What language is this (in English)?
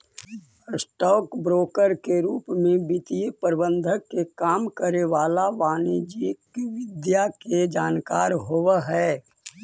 Magahi